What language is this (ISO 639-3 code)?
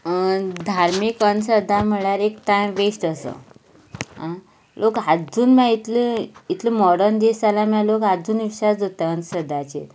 kok